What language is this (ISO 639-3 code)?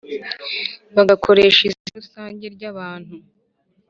kin